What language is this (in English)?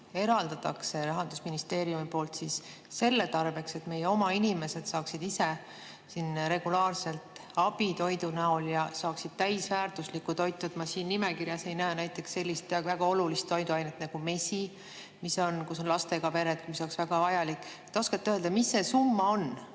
Estonian